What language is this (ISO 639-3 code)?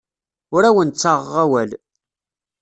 kab